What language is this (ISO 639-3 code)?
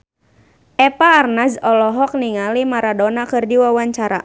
sun